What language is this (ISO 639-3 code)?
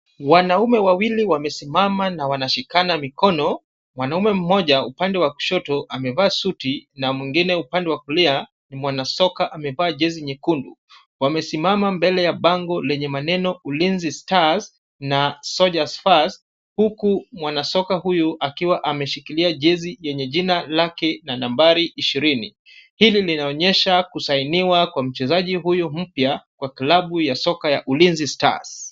swa